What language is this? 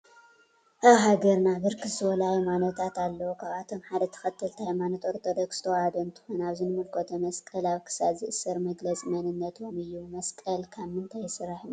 Tigrinya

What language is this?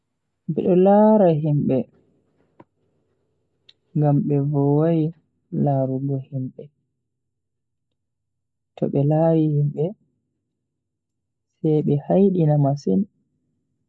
Bagirmi Fulfulde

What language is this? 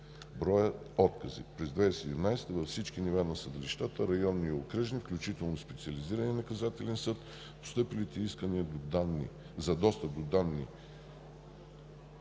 Bulgarian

